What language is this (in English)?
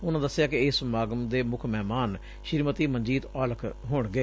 Punjabi